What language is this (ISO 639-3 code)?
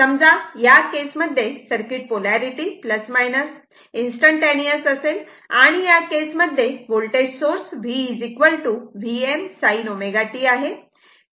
mar